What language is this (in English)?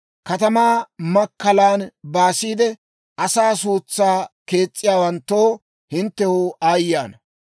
Dawro